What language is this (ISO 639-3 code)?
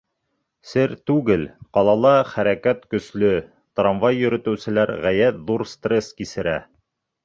bak